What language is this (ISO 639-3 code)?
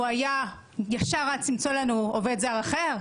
heb